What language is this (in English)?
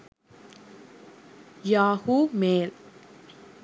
Sinhala